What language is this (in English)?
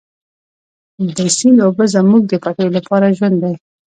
Pashto